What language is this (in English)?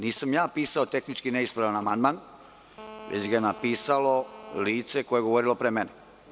Serbian